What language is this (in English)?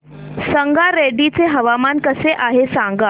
Marathi